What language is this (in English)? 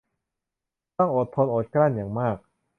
Thai